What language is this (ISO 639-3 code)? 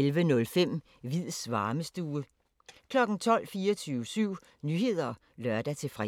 dan